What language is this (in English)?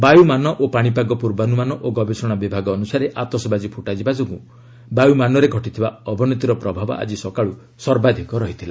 Odia